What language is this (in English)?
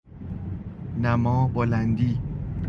Persian